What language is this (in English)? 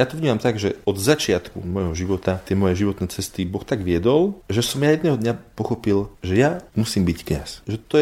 Slovak